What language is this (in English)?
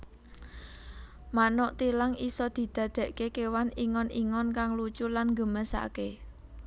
Javanese